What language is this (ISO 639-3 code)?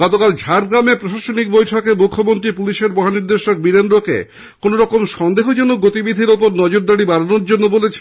ben